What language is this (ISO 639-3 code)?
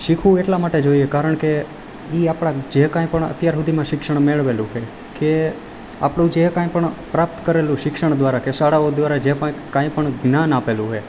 guj